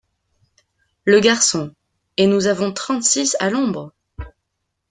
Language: French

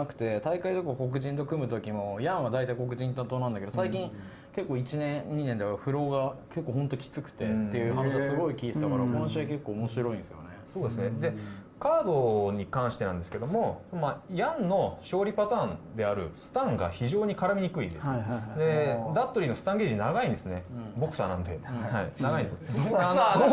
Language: Japanese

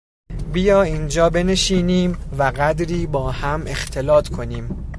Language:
Persian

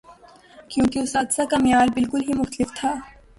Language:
Urdu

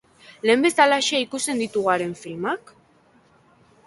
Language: Basque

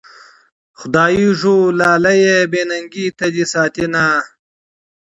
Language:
Pashto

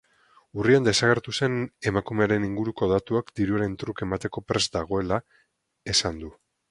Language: Basque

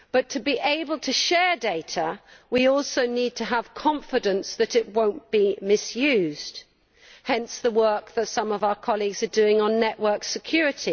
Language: English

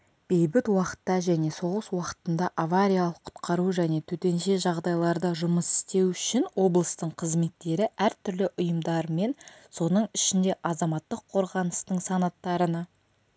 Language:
Kazakh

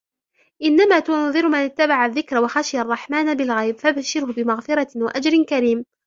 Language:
Arabic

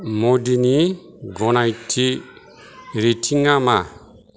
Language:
Bodo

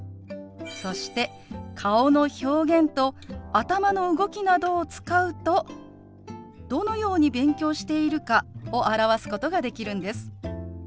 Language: Japanese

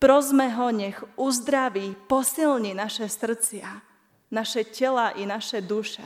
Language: Slovak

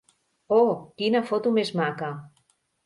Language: Catalan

